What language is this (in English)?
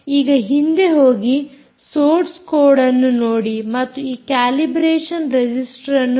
Kannada